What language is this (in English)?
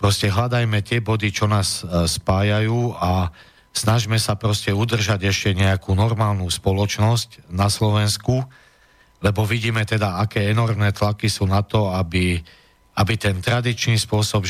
Slovak